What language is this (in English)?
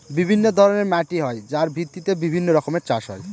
Bangla